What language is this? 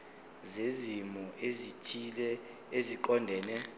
Zulu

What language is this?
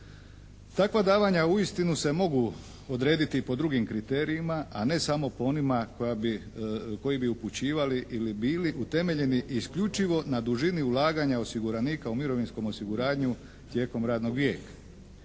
Croatian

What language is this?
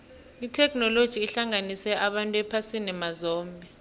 South Ndebele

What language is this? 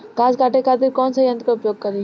Bhojpuri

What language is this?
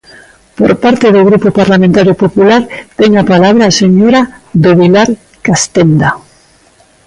Galician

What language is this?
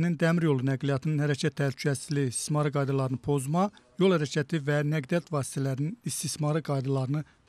Turkish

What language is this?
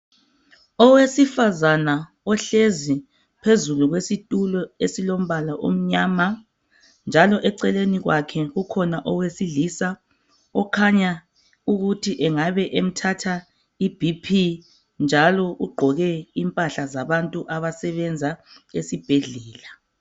North Ndebele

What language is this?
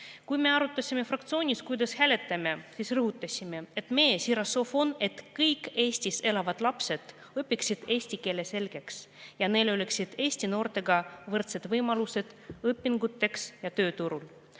Estonian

